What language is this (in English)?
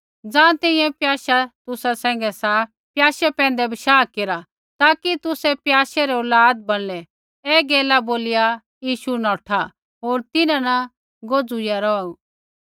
Kullu Pahari